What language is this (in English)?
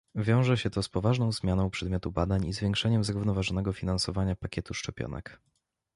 Polish